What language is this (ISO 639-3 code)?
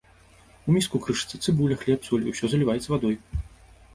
bel